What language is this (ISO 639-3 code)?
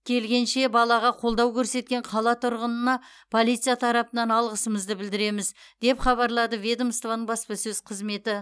kaz